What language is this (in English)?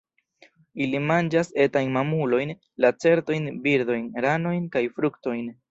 Esperanto